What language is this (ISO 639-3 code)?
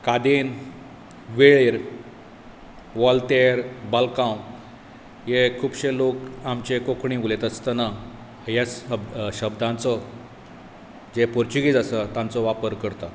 kok